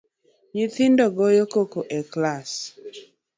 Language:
Luo (Kenya and Tanzania)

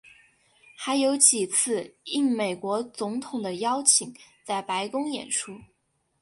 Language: Chinese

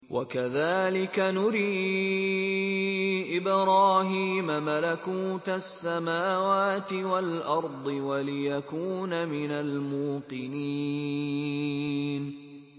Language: Arabic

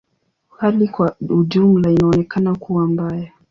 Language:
Swahili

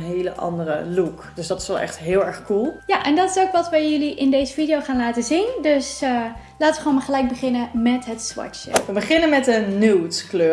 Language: Dutch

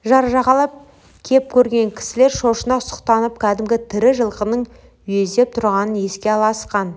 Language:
Kazakh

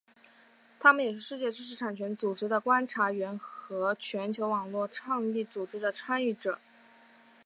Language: Chinese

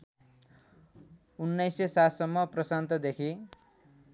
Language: Nepali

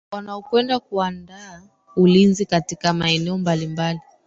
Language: Swahili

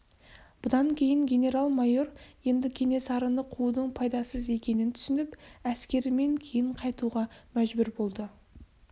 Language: Kazakh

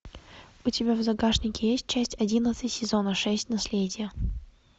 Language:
Russian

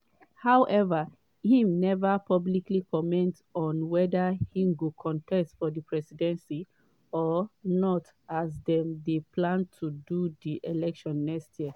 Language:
Nigerian Pidgin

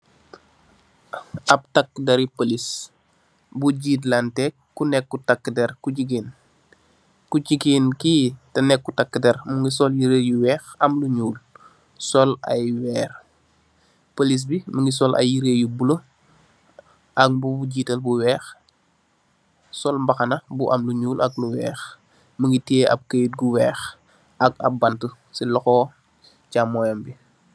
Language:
Wolof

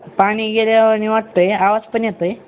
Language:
Marathi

